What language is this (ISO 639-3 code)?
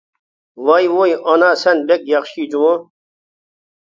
uig